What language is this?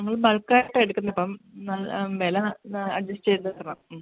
Malayalam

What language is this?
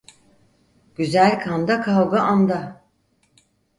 Turkish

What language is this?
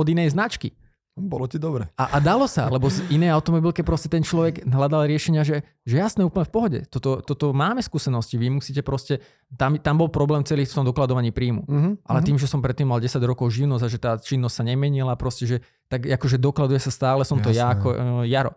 Slovak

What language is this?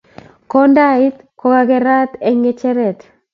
Kalenjin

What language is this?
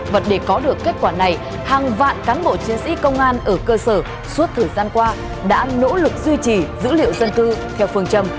Vietnamese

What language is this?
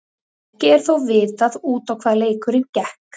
Icelandic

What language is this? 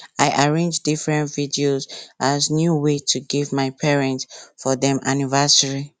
Nigerian Pidgin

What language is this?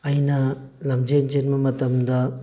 Manipuri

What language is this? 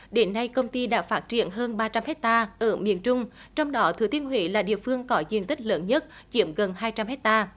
Vietnamese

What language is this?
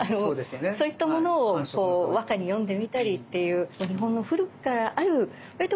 Japanese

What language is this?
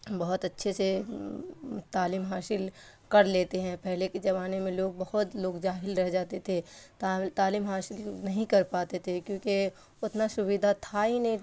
Urdu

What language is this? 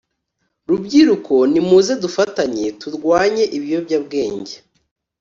Kinyarwanda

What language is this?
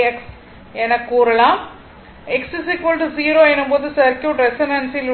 Tamil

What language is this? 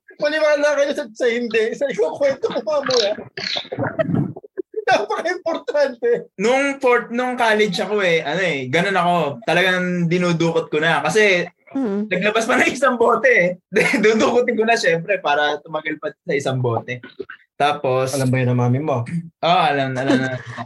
Filipino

